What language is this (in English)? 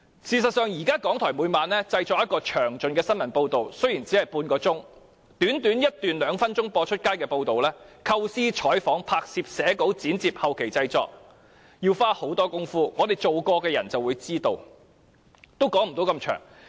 Cantonese